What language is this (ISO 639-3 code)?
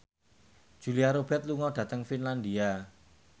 jav